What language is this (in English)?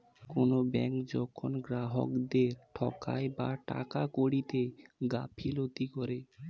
Bangla